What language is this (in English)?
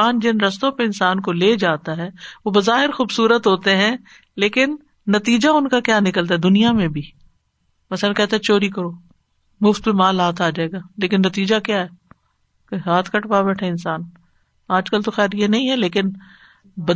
Urdu